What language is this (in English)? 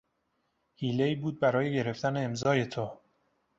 Persian